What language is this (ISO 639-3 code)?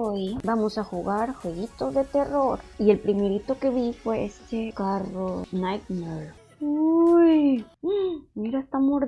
spa